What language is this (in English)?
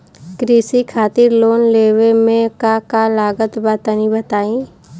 Bhojpuri